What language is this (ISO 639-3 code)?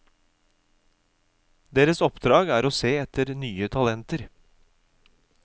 nor